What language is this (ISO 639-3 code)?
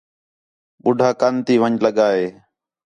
xhe